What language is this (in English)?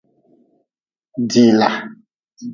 Nawdm